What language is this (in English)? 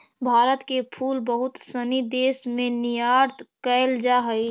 Magahi